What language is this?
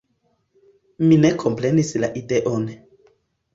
Esperanto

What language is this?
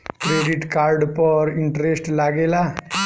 Bhojpuri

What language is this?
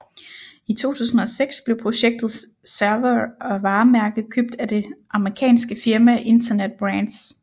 Danish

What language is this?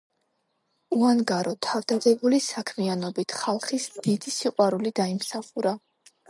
Georgian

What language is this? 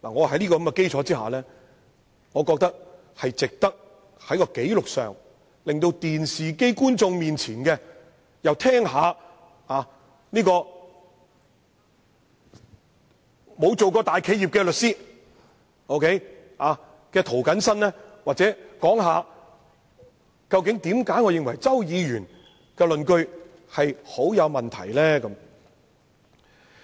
Cantonese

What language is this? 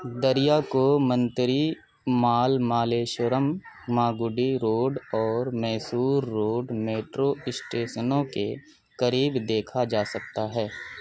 Urdu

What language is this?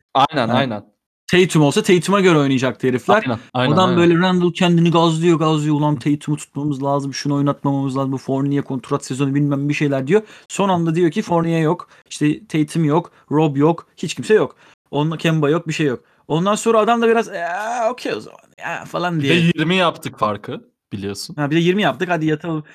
Turkish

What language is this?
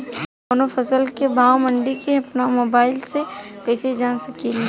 Bhojpuri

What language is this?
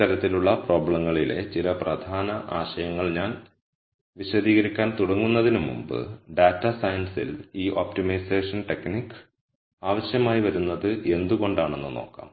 Malayalam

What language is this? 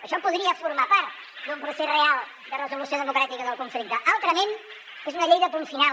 Catalan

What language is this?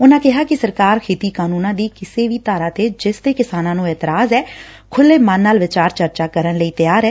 Punjabi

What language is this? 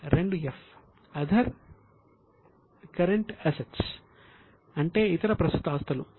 Telugu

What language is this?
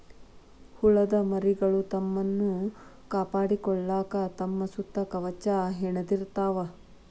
Kannada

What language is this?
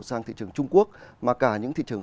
Vietnamese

